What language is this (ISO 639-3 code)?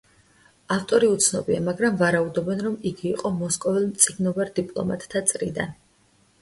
kat